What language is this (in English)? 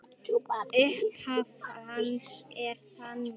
Icelandic